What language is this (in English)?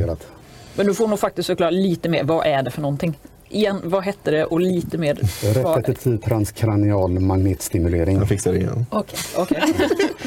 Swedish